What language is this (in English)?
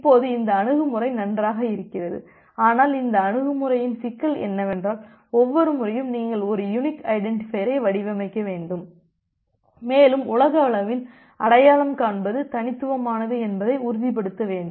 Tamil